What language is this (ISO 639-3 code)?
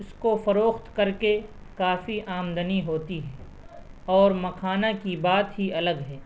urd